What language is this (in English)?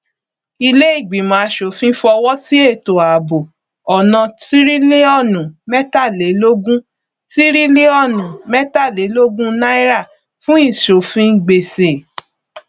Yoruba